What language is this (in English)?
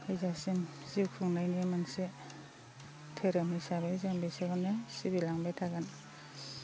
Bodo